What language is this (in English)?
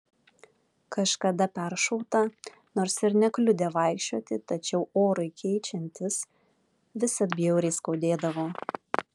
Lithuanian